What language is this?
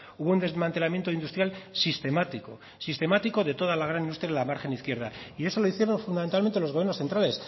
Spanish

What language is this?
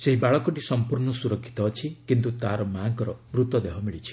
Odia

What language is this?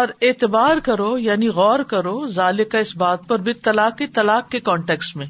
Urdu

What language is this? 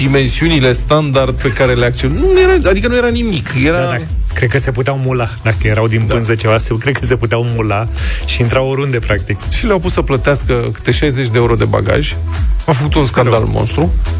Romanian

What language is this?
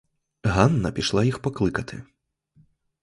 Ukrainian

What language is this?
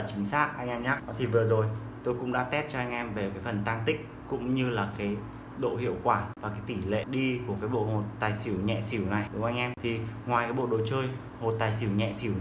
Vietnamese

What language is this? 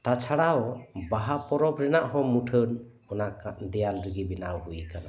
Santali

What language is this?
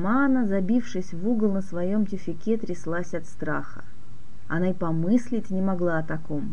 Russian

